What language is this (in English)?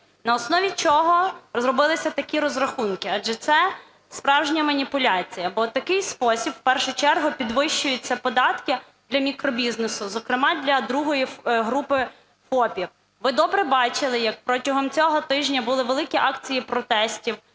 Ukrainian